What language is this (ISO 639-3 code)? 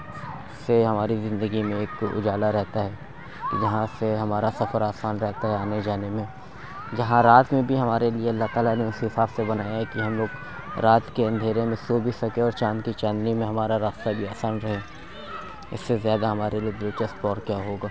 urd